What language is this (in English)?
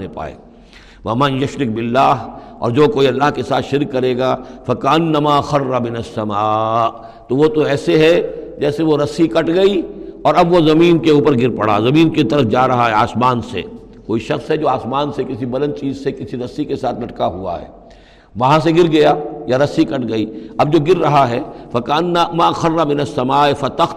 Urdu